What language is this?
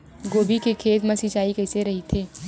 Chhattisgarhi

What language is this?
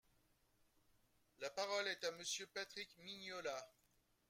French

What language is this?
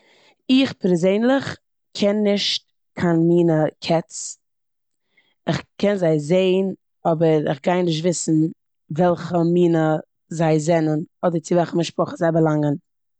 Yiddish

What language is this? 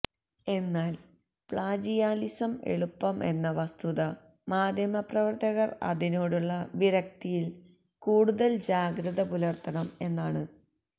Malayalam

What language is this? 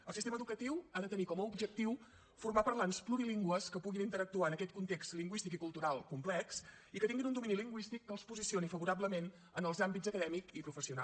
Catalan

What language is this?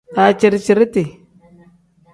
Tem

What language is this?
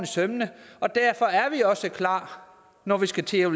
Danish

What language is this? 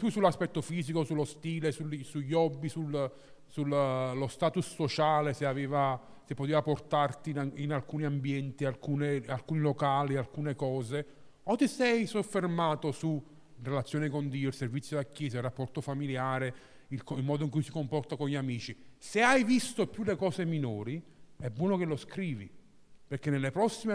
Italian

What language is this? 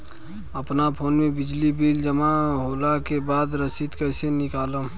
Bhojpuri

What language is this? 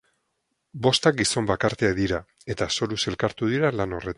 Basque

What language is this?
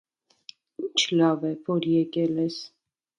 Armenian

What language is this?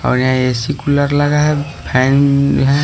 Hindi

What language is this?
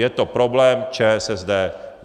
Czech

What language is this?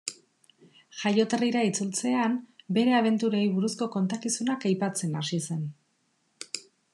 Basque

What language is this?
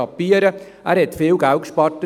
Swiss German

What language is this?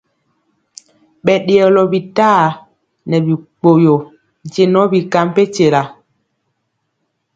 Mpiemo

